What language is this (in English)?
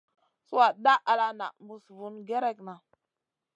Masana